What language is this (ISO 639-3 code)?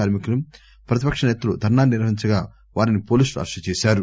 tel